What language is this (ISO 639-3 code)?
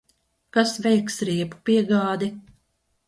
lav